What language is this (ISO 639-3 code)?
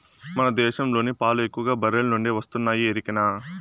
tel